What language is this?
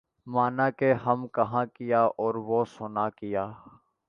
Urdu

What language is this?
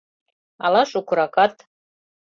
Mari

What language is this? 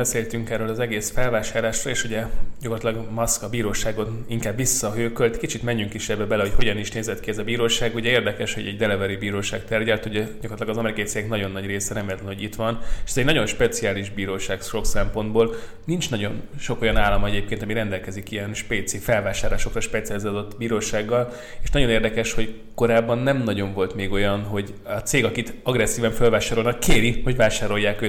Hungarian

